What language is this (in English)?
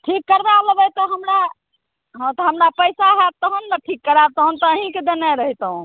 Maithili